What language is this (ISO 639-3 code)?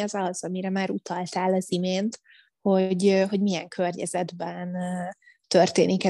hun